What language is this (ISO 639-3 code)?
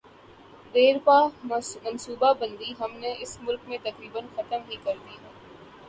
urd